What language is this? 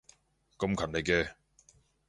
Cantonese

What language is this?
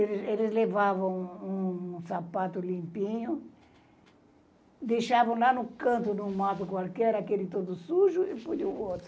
Portuguese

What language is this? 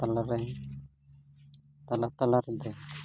Santali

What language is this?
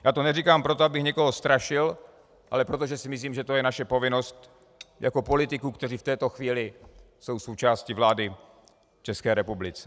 Czech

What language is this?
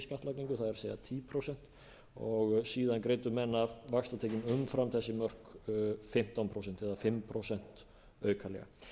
Icelandic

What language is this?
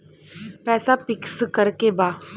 Bhojpuri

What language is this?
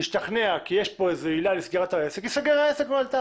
Hebrew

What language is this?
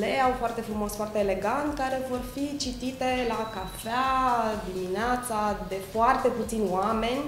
Romanian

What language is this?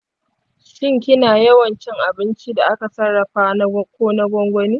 Hausa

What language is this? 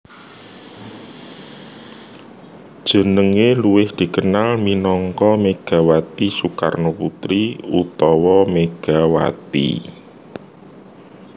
Javanese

